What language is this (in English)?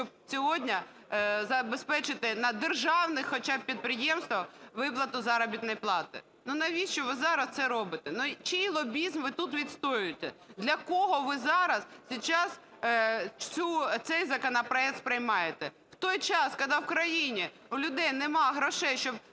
Ukrainian